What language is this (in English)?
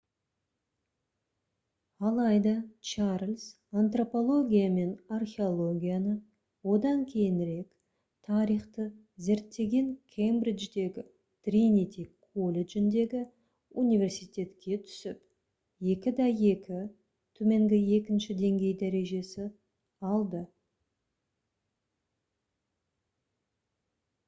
Kazakh